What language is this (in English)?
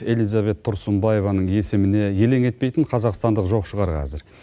Kazakh